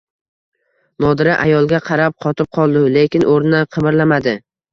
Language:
Uzbek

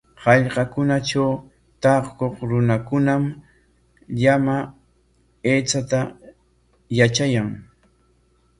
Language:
Corongo Ancash Quechua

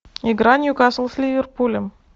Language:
Russian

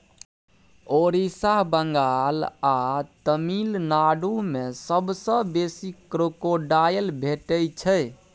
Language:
Maithili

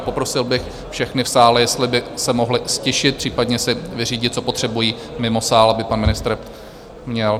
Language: Czech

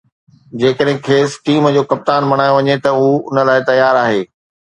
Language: Sindhi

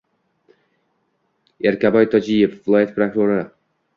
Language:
Uzbek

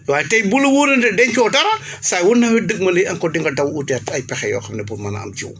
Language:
Wolof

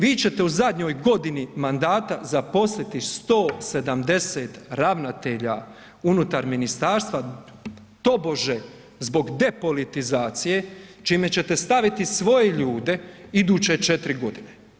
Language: Croatian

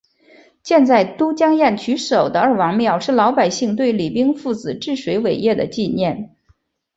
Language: Chinese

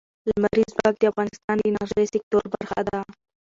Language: Pashto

